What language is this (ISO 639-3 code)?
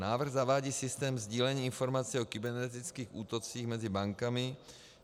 ces